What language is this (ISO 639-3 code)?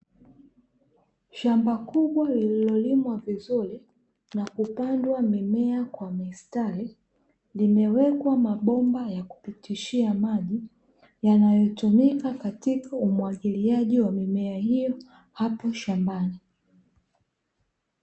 swa